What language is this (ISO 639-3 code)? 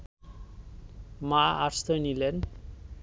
ben